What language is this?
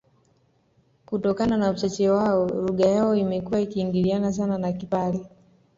Swahili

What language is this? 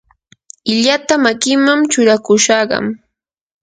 Yanahuanca Pasco Quechua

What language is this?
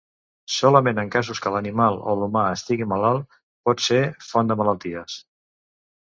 Catalan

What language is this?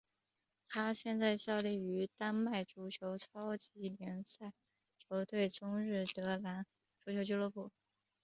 Chinese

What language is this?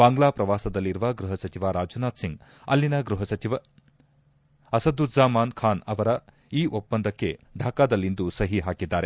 Kannada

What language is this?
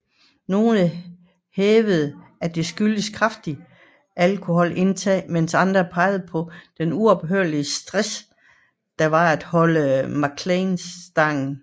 Danish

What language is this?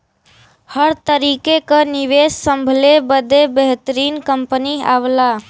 Bhojpuri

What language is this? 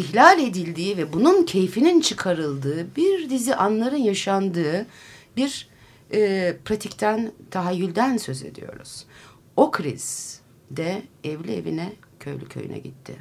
Turkish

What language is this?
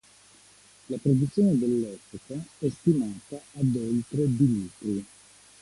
Italian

